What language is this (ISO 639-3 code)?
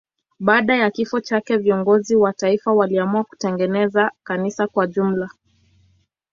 swa